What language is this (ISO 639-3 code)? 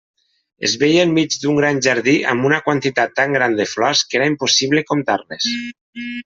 cat